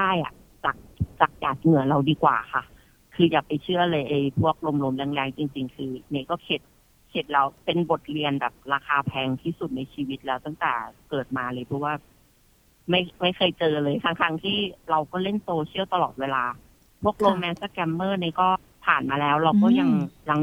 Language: Thai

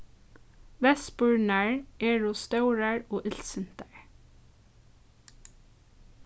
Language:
Faroese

